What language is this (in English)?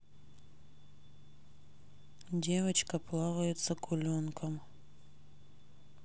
Russian